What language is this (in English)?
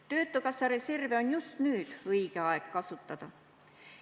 Estonian